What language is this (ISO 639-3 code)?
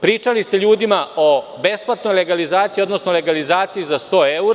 srp